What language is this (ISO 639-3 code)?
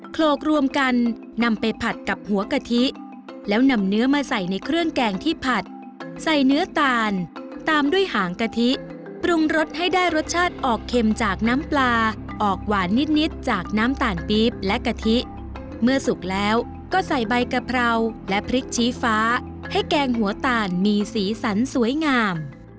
tha